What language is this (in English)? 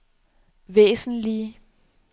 Danish